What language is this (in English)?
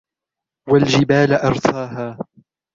Arabic